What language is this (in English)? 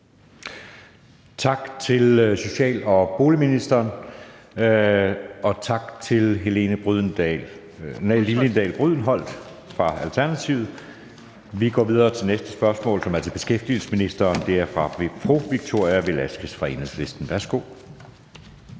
Danish